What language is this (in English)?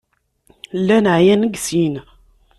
Kabyle